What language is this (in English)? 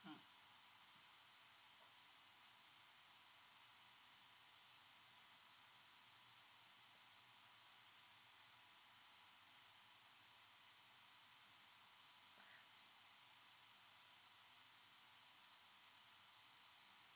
English